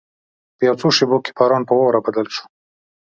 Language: Pashto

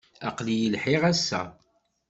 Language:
Kabyle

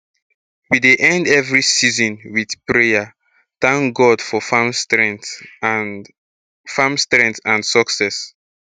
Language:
Nigerian Pidgin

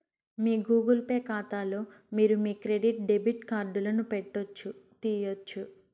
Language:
Telugu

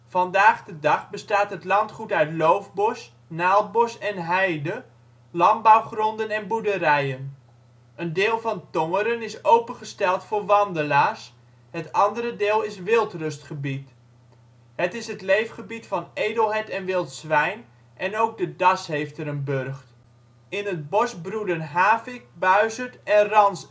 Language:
Dutch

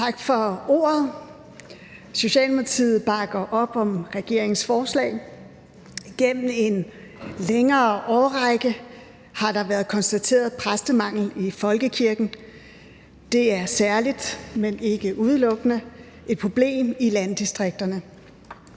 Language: Danish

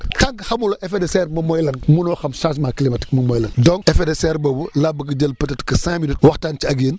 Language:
Wolof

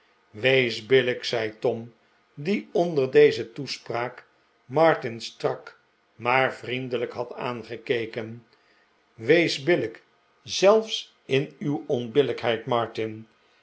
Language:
Dutch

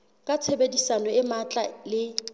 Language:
Southern Sotho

